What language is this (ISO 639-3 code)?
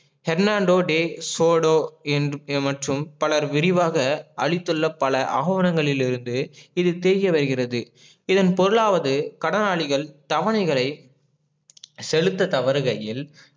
tam